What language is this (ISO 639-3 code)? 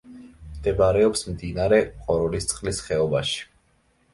kat